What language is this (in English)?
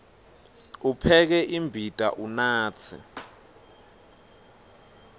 Swati